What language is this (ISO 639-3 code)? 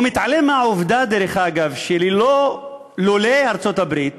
heb